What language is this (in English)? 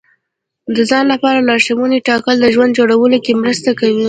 Pashto